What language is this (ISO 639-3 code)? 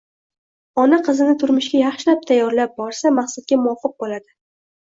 uzb